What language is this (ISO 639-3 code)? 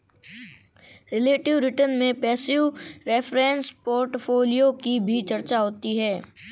hin